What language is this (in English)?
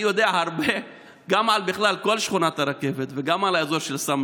Hebrew